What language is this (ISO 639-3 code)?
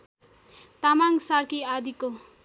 nep